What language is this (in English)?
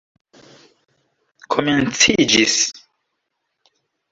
Esperanto